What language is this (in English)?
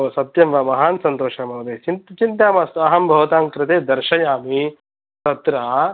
Sanskrit